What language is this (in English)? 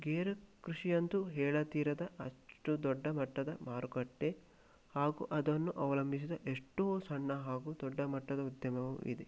Kannada